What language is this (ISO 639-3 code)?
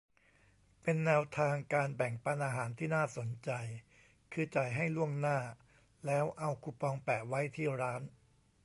tha